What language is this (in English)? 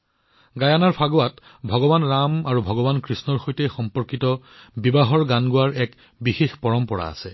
Assamese